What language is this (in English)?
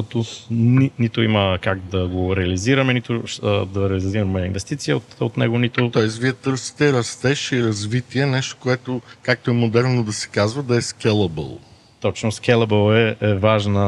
Bulgarian